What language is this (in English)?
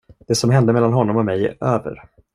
Swedish